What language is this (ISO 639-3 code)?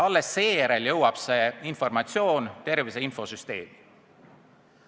est